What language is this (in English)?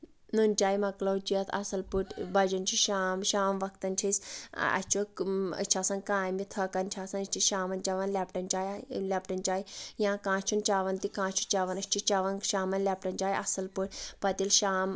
Kashmiri